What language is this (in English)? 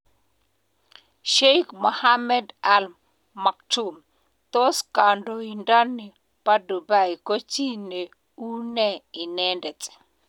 Kalenjin